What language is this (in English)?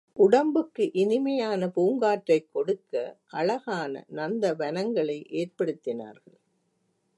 Tamil